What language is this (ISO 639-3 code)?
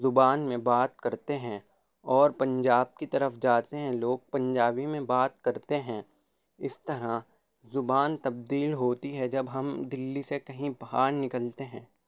urd